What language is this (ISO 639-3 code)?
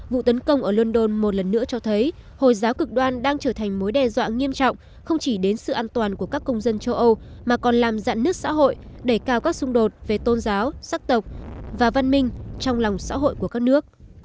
vie